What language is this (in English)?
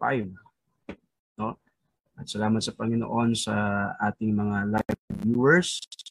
Filipino